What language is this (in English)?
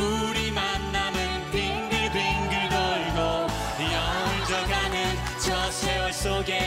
Korean